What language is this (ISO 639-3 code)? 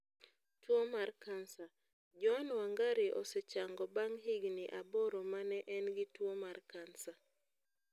luo